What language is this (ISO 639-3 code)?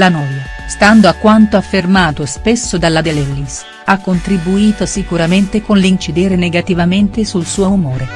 ita